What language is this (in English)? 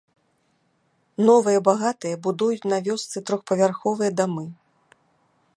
Belarusian